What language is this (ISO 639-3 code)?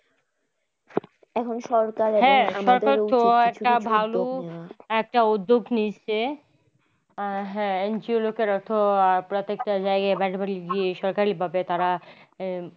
ben